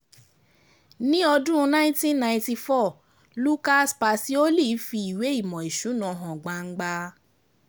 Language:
Yoruba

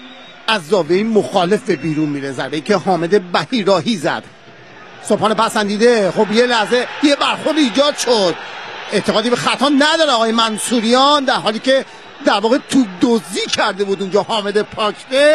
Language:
Persian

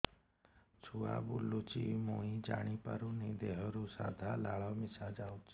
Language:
Odia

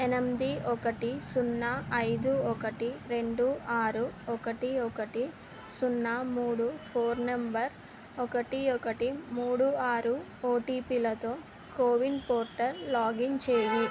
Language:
Telugu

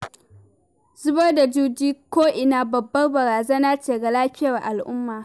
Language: Hausa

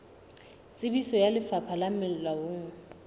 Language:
Southern Sotho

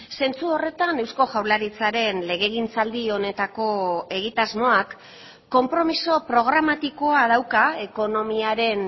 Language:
Basque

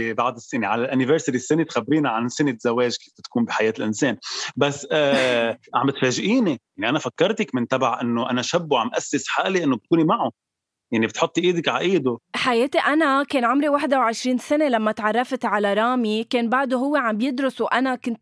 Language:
Arabic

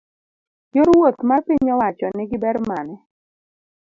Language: Luo (Kenya and Tanzania)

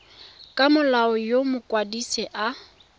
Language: Tswana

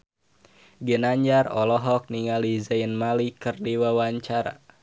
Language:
Sundanese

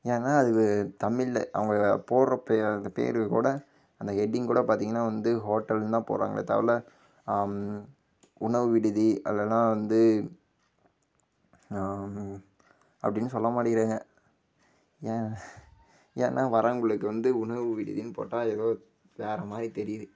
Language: Tamil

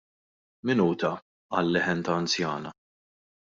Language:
Maltese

